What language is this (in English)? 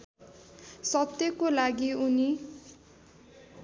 Nepali